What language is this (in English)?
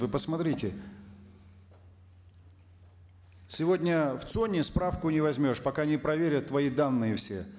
Kazakh